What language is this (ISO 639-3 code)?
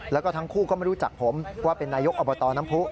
tha